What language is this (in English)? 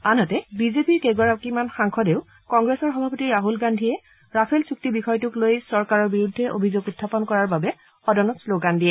Assamese